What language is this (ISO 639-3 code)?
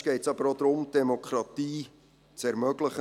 gsw